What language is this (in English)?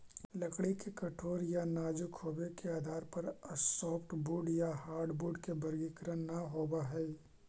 Magahi